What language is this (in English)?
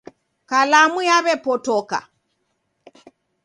Taita